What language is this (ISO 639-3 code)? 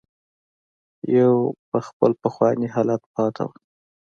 pus